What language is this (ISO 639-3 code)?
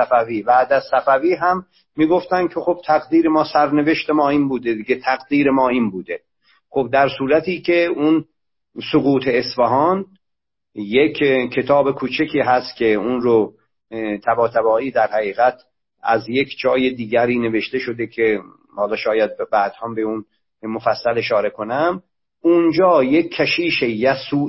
fas